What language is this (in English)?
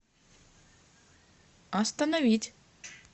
Russian